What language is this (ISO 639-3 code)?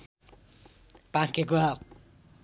nep